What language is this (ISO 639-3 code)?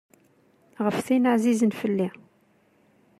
kab